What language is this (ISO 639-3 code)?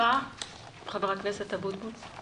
heb